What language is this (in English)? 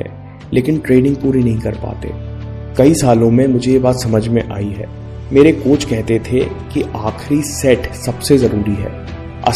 Hindi